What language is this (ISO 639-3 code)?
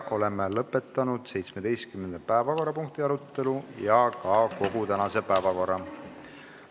est